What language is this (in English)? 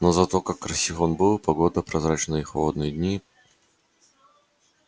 Russian